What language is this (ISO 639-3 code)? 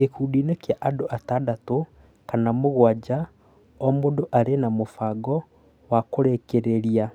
kik